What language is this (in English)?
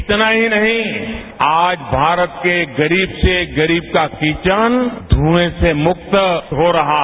Hindi